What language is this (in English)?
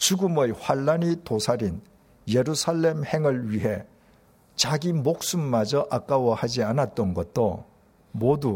Korean